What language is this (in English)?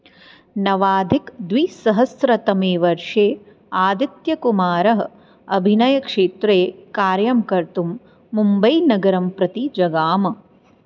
Sanskrit